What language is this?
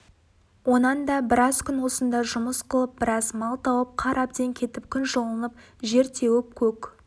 Kazakh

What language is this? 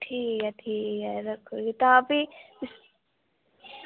Dogri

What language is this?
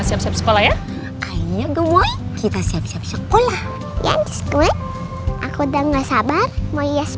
Indonesian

